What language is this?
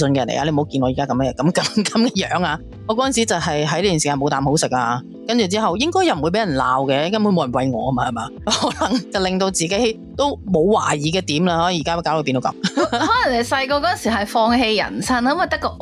Chinese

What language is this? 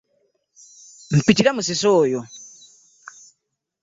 Ganda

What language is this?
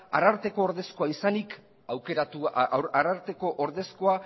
Basque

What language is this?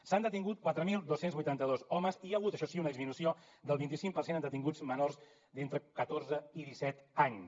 Catalan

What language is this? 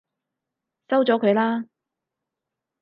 Cantonese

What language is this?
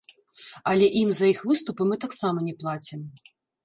Belarusian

